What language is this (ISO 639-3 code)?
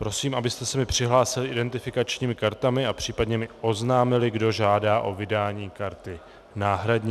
ces